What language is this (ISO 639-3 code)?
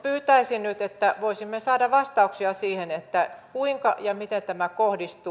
fin